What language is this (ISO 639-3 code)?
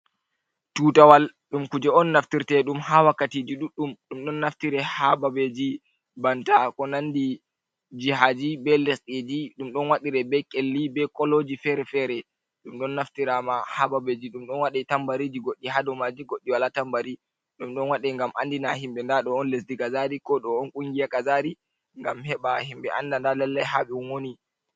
ful